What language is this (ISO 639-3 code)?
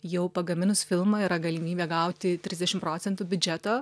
lit